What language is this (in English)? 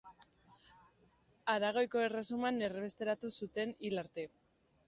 Basque